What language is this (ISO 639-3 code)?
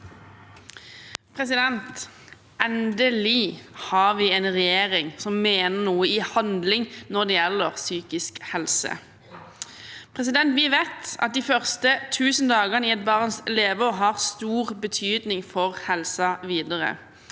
nor